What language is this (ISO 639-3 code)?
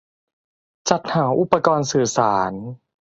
tha